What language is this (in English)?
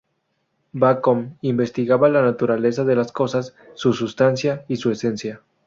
Spanish